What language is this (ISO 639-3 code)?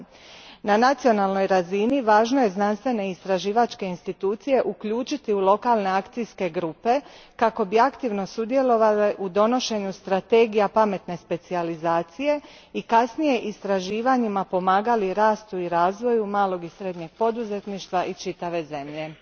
hrv